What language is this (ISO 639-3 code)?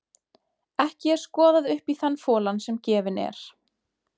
isl